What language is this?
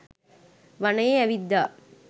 Sinhala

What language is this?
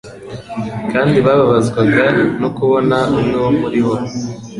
Kinyarwanda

